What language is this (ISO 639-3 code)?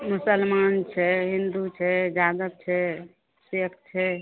mai